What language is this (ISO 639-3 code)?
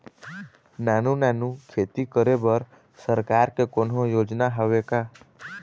hne